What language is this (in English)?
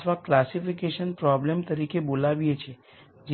Gujarati